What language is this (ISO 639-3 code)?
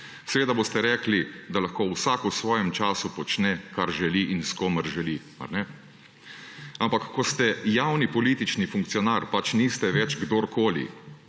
slv